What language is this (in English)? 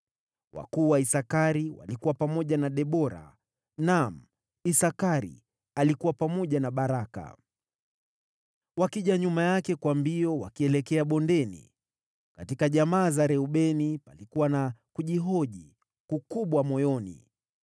Swahili